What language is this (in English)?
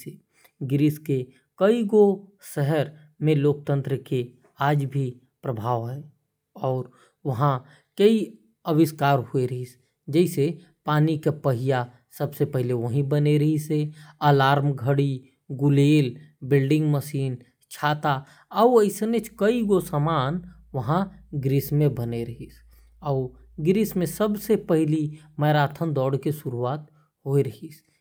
Korwa